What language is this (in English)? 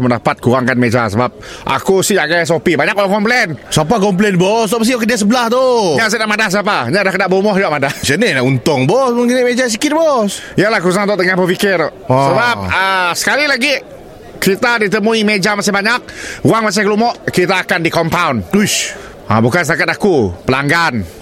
Malay